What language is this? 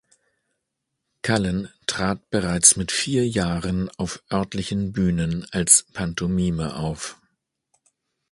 German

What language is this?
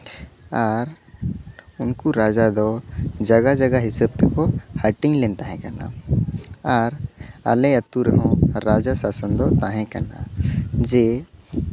Santali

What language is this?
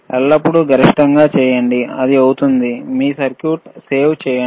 Telugu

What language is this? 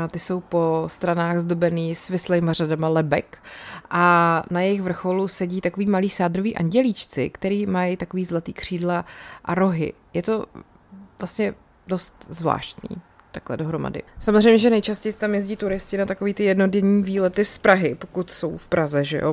Czech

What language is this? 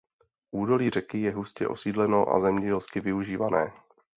Czech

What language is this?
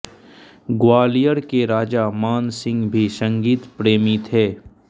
Hindi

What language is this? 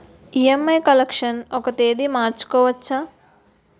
Telugu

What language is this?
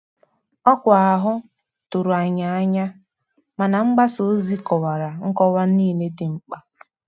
Igbo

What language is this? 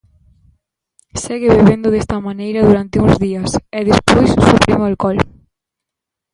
Galician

